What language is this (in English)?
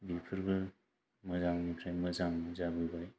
Bodo